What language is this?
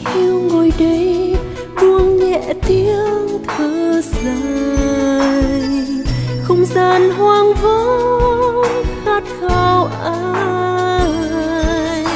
Vietnamese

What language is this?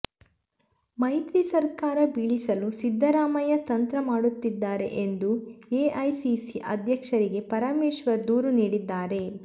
Kannada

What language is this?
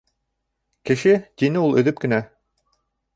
Bashkir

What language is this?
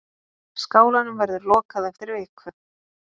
Icelandic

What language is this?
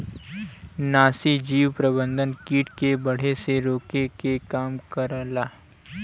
Bhojpuri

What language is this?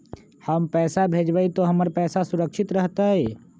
Magahi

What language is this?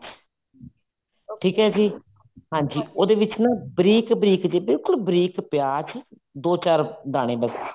Punjabi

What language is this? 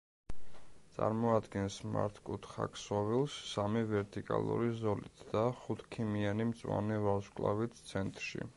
Georgian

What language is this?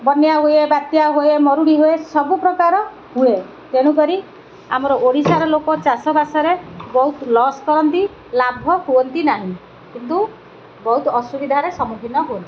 Odia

